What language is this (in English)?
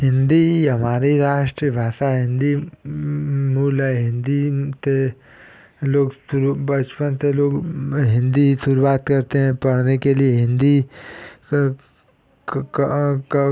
Hindi